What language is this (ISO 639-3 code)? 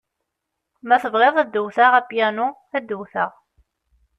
kab